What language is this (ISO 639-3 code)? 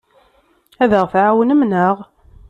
kab